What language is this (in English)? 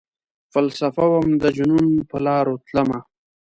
Pashto